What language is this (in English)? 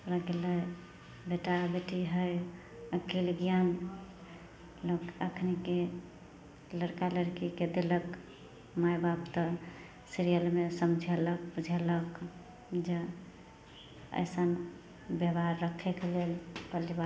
Maithili